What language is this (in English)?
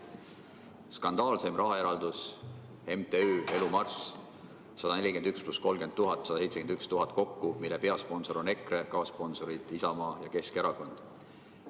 Estonian